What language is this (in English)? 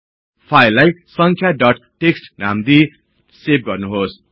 Nepali